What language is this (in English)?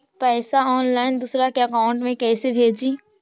Magahi